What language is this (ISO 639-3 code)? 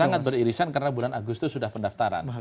ind